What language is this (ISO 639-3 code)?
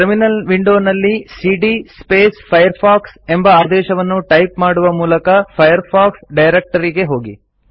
kan